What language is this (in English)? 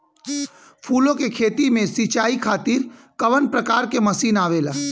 Bhojpuri